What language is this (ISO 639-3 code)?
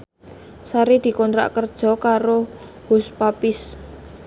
jav